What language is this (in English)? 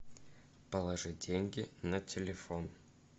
Russian